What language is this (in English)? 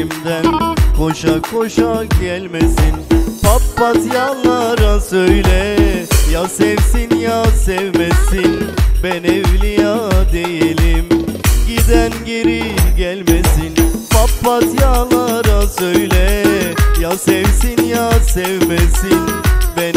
Turkish